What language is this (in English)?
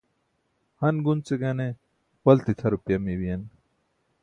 Burushaski